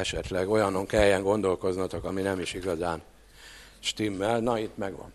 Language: Hungarian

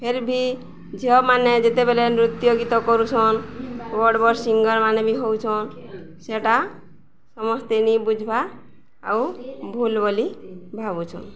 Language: Odia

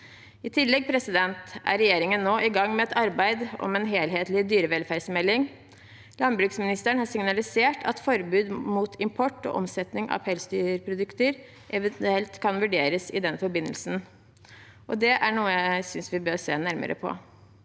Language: Norwegian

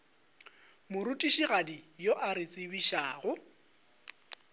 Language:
Northern Sotho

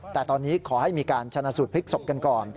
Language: Thai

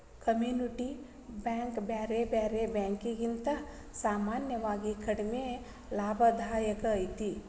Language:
Kannada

